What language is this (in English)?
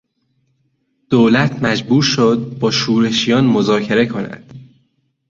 Persian